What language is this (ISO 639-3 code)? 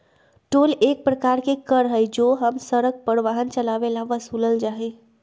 mag